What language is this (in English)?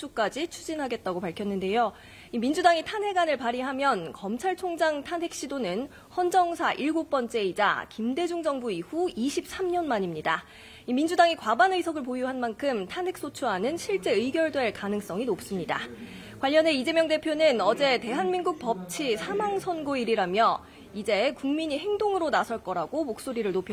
Korean